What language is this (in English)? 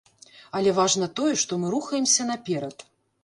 Belarusian